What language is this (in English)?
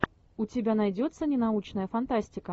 Russian